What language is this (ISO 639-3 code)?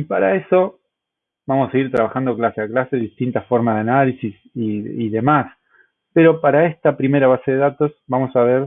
spa